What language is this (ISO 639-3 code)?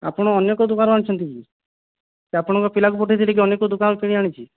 ori